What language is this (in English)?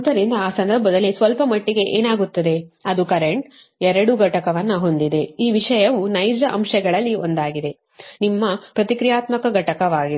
Kannada